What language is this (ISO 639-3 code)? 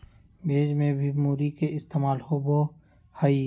mag